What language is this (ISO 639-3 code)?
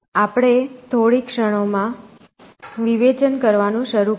guj